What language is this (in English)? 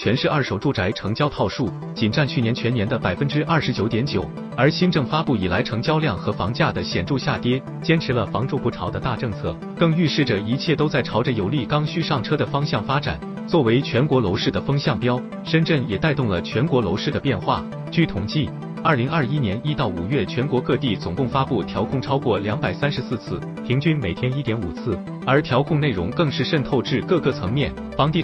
Chinese